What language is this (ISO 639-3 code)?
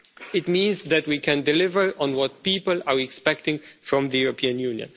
eng